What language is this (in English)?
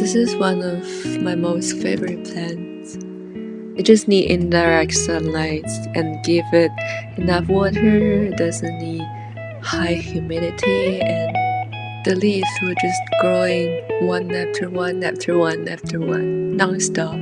English